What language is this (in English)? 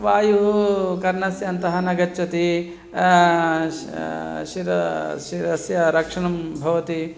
Sanskrit